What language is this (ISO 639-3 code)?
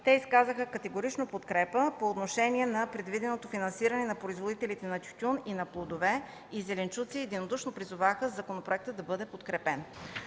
bul